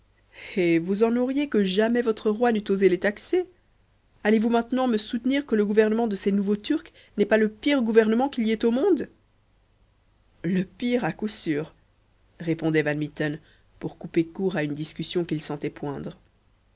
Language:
French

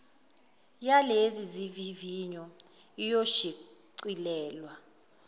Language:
Zulu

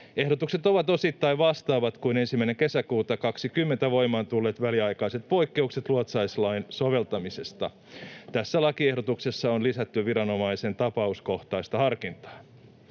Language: Finnish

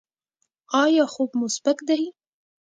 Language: Pashto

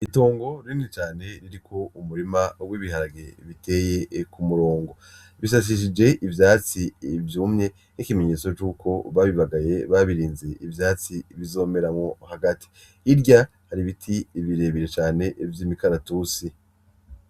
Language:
Rundi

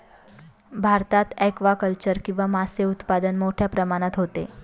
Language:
Marathi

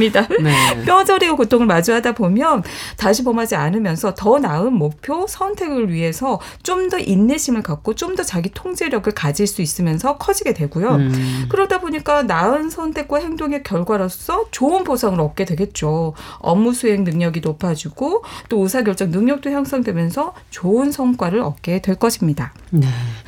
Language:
Korean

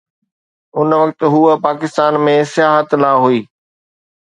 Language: Sindhi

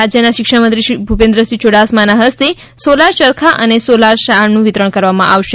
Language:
Gujarati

